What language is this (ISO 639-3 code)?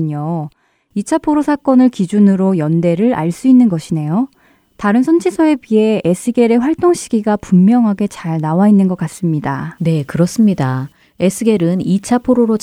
kor